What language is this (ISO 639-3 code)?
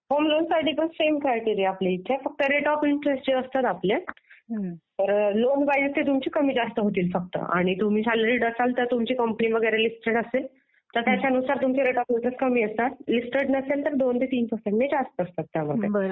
mar